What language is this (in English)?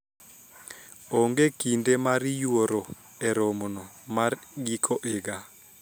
Luo (Kenya and Tanzania)